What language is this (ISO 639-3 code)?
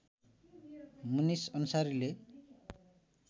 nep